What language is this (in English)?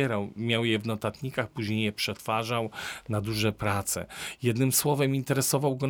Polish